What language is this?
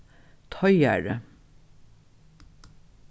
Faroese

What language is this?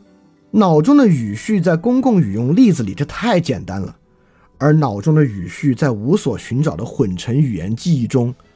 Chinese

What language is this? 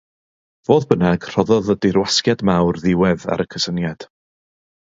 Welsh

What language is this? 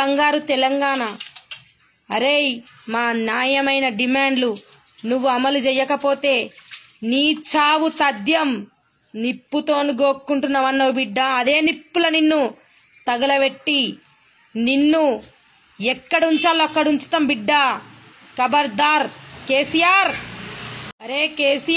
Telugu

